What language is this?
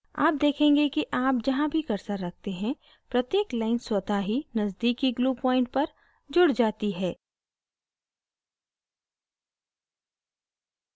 Hindi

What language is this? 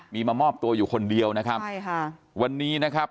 Thai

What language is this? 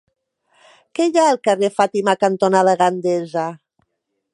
Catalan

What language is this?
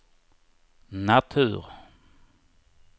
Swedish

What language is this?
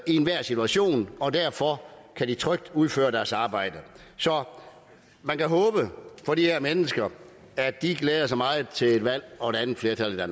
Danish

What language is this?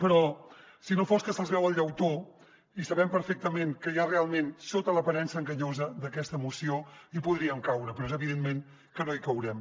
Catalan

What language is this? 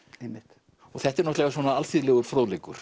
Icelandic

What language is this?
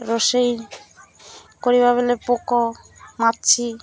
Odia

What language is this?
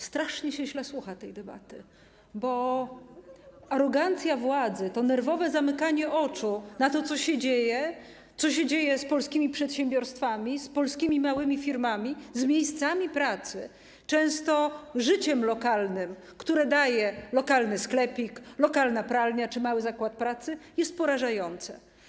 Polish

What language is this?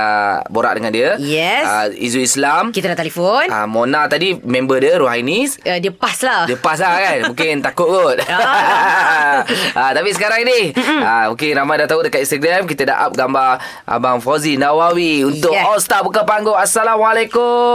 Malay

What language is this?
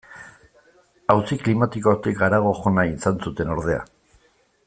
Basque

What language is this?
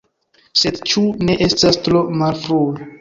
Esperanto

